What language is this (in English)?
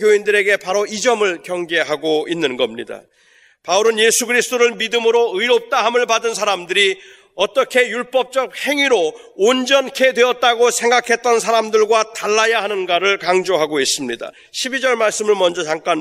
Korean